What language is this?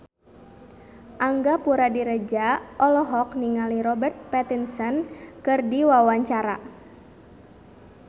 Sundanese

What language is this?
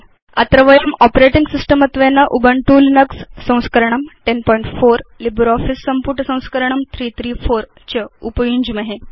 Sanskrit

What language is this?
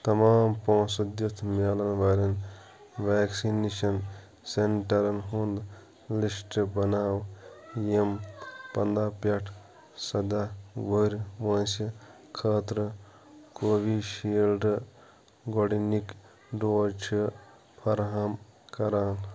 Kashmiri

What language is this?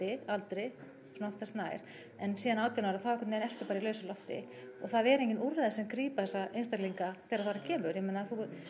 Icelandic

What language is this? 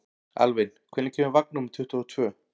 Icelandic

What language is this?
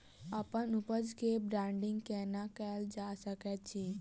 Maithili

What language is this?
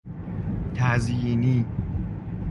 Persian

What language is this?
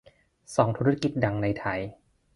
Thai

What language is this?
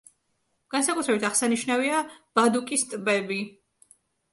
Georgian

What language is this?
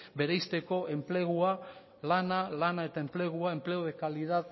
Basque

